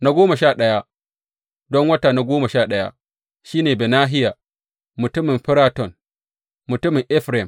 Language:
Hausa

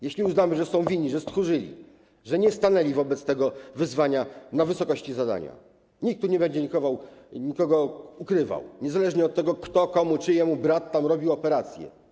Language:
Polish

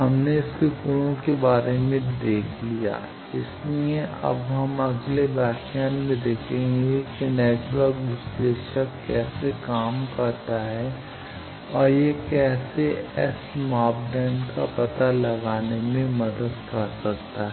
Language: Hindi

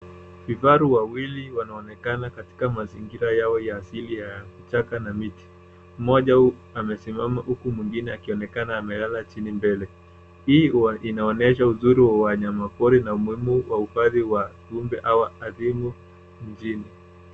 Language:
Swahili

